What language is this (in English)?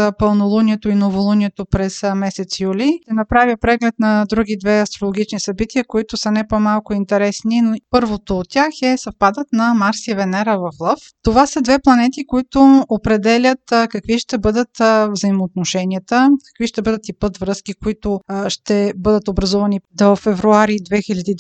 Bulgarian